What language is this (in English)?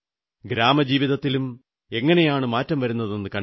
Malayalam